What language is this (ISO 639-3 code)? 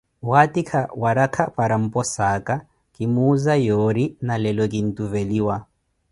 eko